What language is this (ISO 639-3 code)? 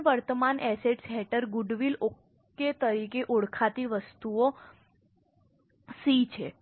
guj